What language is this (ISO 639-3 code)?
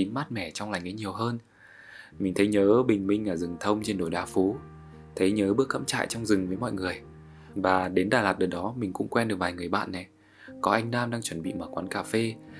vie